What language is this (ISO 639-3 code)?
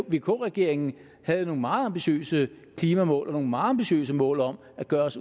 dan